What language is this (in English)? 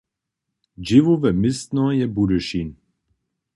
Upper Sorbian